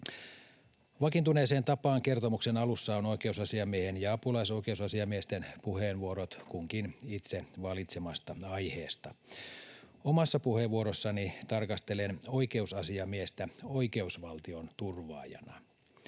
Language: Finnish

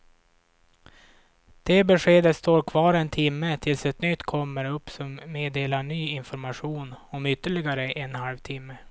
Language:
Swedish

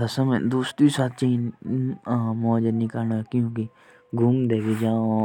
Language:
Jaunsari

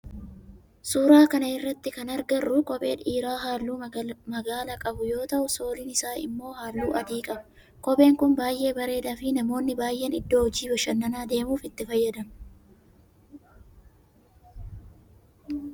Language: Oromo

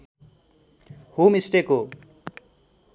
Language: Nepali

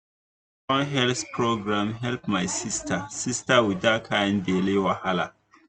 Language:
Nigerian Pidgin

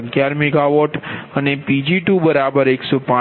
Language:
Gujarati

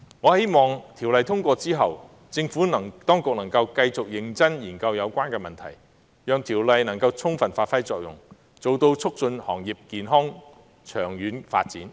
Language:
Cantonese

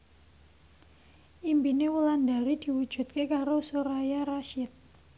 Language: Javanese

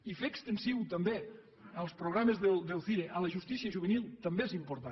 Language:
Catalan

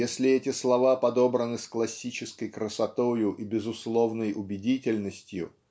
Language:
Russian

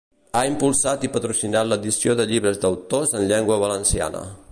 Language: Catalan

